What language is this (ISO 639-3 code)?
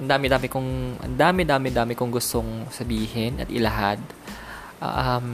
fil